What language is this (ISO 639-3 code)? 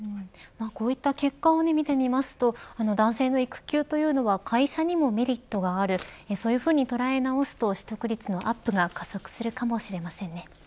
jpn